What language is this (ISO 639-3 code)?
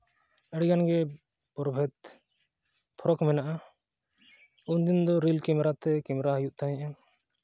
sat